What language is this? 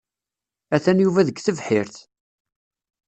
Kabyle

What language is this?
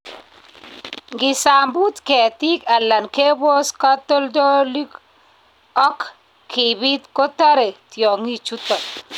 Kalenjin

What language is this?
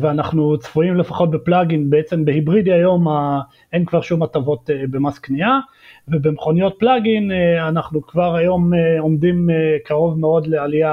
Hebrew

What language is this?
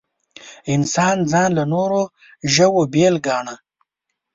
Pashto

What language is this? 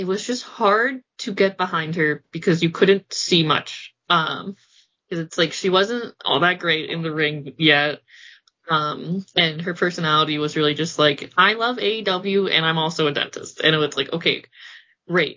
English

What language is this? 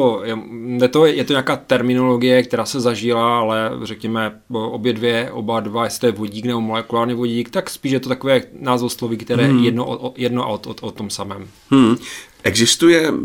Czech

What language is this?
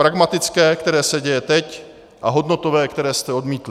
Czech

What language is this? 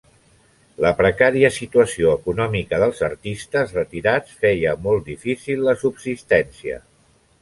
Catalan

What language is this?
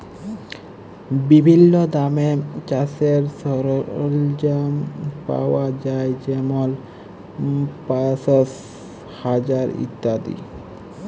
Bangla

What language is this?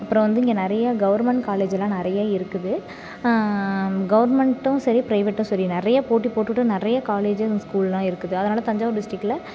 Tamil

